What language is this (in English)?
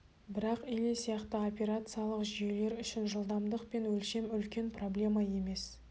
Kazakh